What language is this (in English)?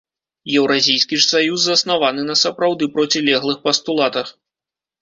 Belarusian